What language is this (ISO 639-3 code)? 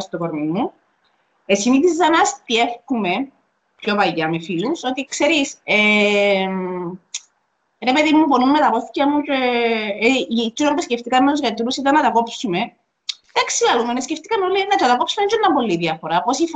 ell